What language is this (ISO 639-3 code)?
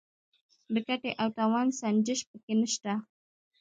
pus